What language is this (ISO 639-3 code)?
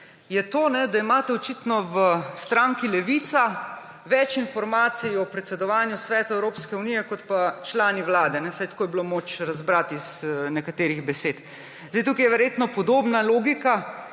slv